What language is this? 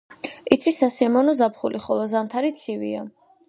Georgian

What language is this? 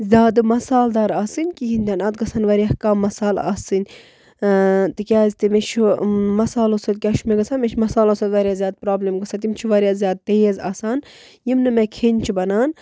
Kashmiri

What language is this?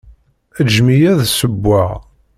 Kabyle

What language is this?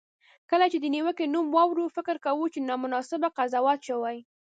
Pashto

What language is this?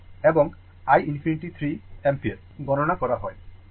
Bangla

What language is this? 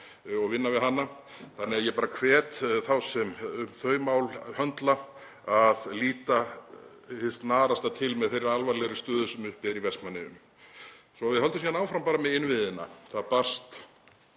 Icelandic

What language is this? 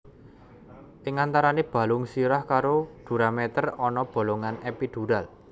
Javanese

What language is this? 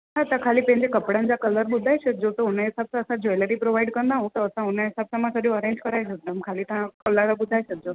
Sindhi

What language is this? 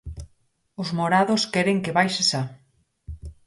Galician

